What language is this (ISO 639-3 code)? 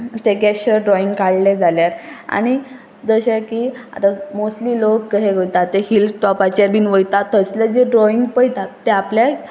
kok